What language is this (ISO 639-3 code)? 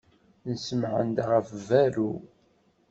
kab